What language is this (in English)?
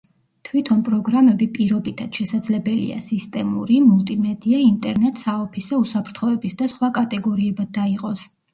Georgian